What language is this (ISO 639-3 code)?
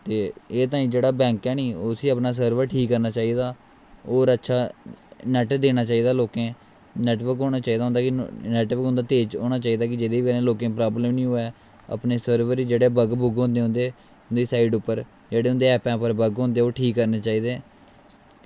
doi